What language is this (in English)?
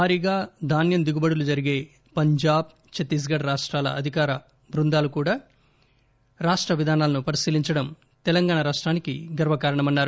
Telugu